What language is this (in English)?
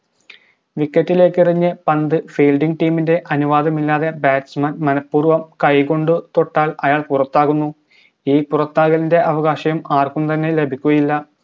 Malayalam